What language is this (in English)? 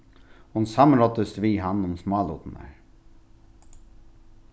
Faroese